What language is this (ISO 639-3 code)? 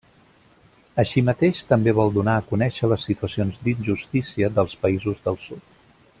cat